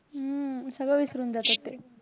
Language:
Marathi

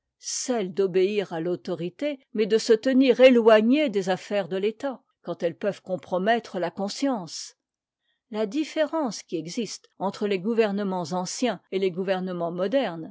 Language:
French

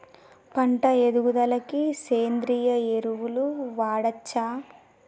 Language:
Telugu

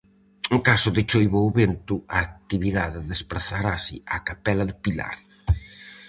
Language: Galician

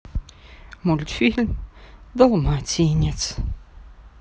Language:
Russian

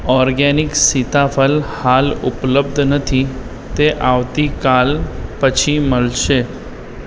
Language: Gujarati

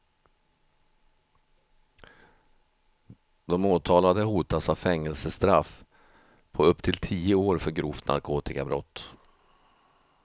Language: Swedish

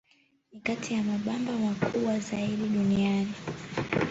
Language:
Swahili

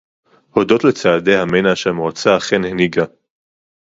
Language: Hebrew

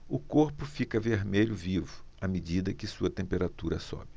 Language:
Portuguese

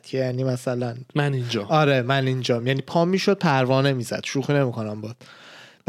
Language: Persian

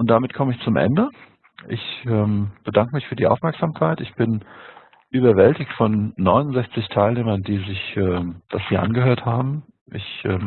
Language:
German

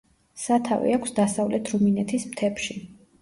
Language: Georgian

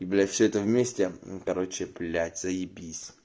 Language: Russian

